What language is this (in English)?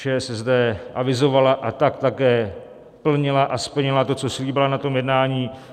Czech